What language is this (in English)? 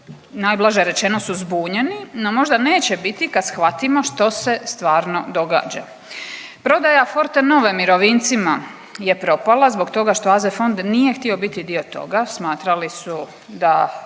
Croatian